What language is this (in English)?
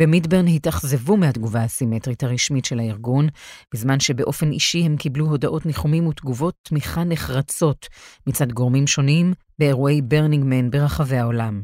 Hebrew